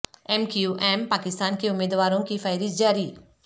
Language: Urdu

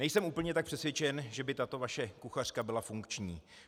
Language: Czech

